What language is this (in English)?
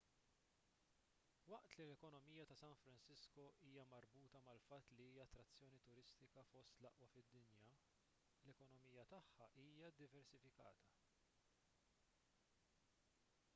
Maltese